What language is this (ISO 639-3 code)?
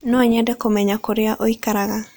kik